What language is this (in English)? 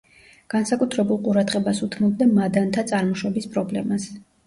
Georgian